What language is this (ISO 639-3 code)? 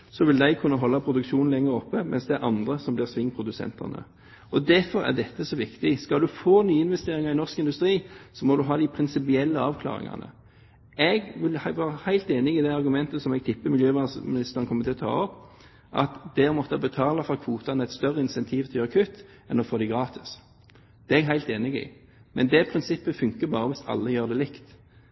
nob